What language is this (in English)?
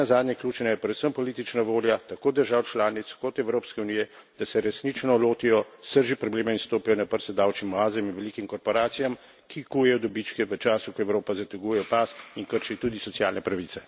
Slovenian